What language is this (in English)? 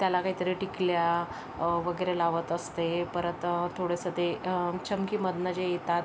Marathi